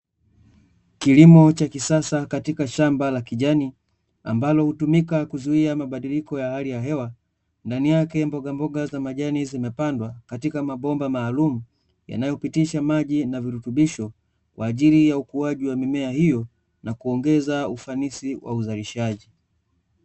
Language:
Swahili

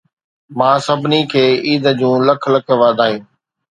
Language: Sindhi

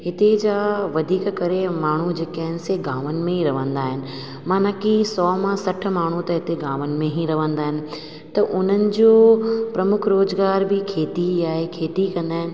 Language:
Sindhi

